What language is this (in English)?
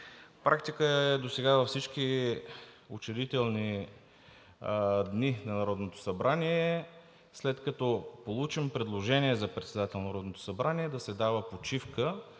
Bulgarian